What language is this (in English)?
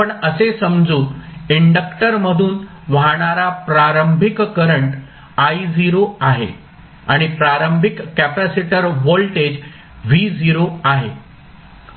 Marathi